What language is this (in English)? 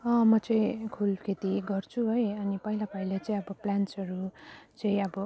Nepali